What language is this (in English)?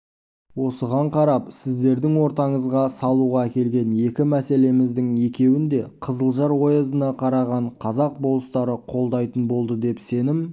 Kazakh